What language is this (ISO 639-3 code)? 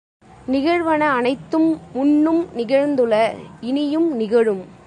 tam